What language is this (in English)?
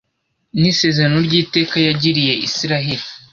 Kinyarwanda